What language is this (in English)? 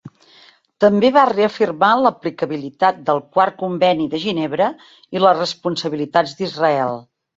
Catalan